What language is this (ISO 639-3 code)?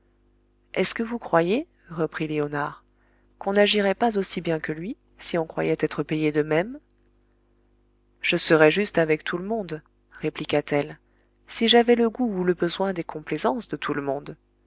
fra